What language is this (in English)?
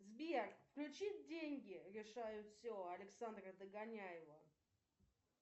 Russian